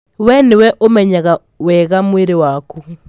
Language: Kikuyu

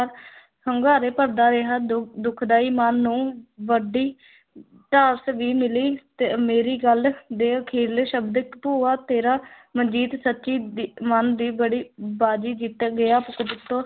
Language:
Punjabi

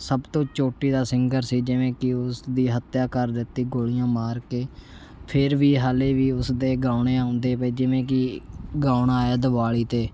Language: Punjabi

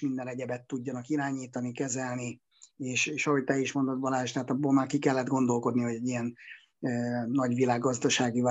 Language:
Hungarian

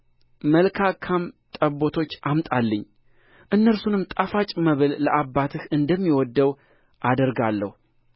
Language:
Amharic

